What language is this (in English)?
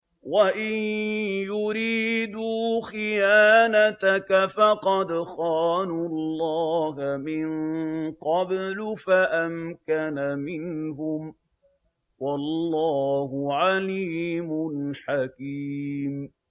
Arabic